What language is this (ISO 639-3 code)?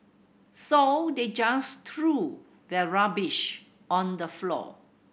eng